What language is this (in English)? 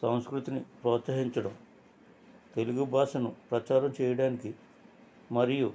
Telugu